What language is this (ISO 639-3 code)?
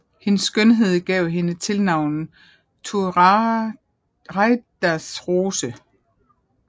dan